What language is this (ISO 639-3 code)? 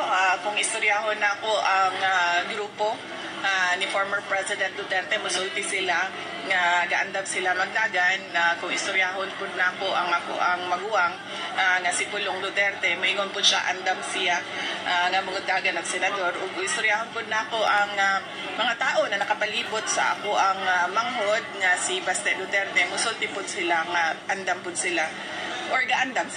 fil